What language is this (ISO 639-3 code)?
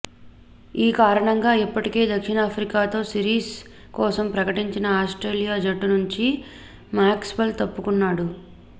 tel